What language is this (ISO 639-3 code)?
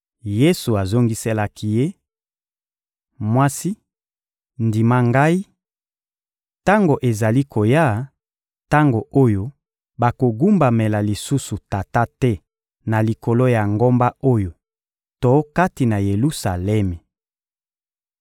lin